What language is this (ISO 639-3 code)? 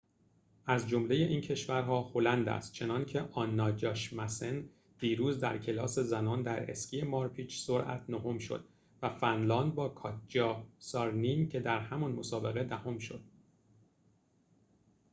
fas